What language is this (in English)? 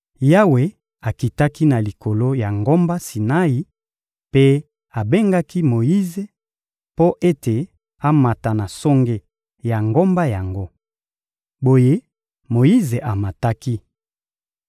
Lingala